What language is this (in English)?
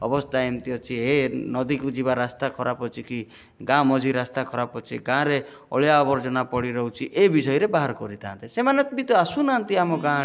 Odia